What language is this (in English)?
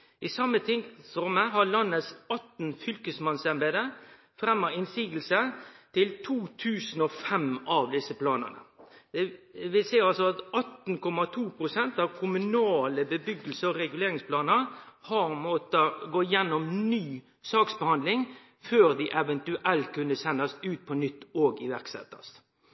Norwegian Nynorsk